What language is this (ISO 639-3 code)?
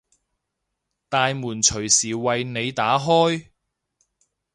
yue